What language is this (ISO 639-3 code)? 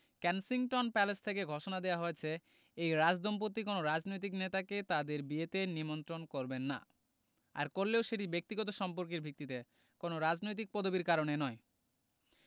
ben